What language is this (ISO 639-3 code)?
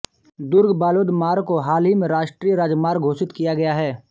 hin